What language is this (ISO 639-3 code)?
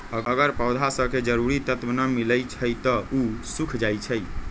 mag